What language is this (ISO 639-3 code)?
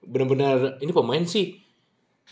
ind